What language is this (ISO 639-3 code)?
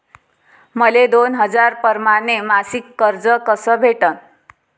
mar